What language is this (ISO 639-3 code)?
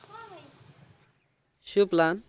guj